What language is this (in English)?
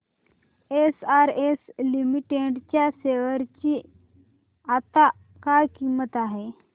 Marathi